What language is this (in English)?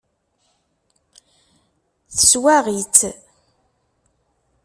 Kabyle